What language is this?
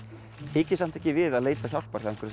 Icelandic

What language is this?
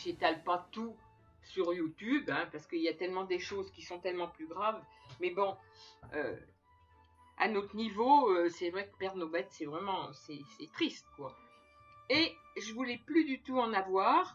French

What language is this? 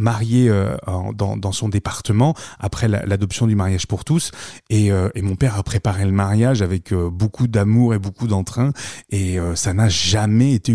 French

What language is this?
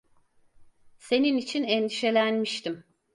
Turkish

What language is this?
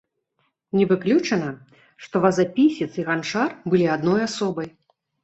Belarusian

